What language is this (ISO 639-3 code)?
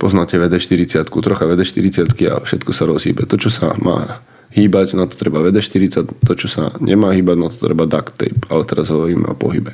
slk